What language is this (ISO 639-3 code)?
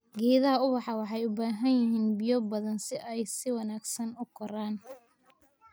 som